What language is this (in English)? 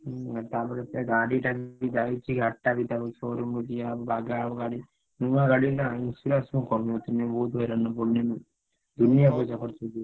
Odia